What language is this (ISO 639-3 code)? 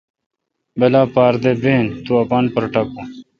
xka